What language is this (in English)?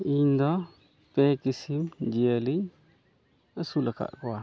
Santali